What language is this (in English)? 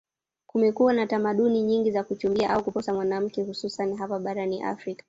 Swahili